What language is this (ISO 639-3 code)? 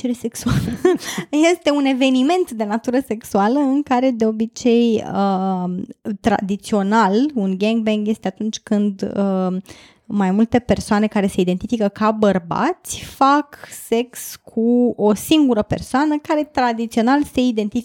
ron